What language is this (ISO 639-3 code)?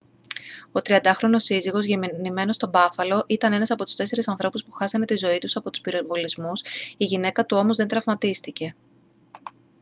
ell